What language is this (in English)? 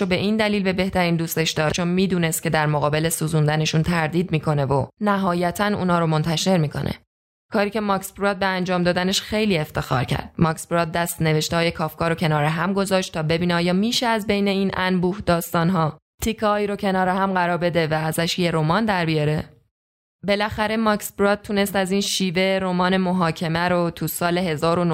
Persian